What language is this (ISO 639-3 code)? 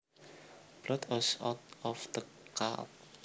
jav